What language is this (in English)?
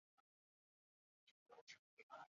Chinese